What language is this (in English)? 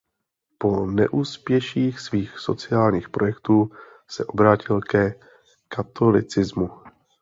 Czech